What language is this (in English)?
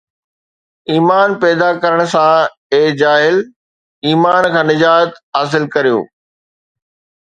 Sindhi